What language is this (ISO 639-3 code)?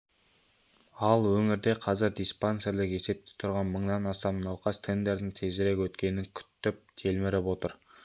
kaz